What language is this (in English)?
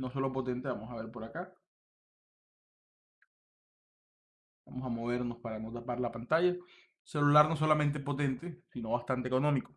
Spanish